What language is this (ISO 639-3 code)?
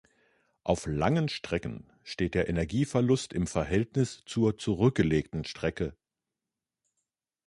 deu